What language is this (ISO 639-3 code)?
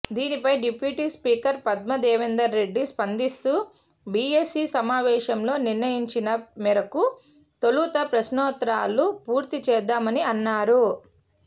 tel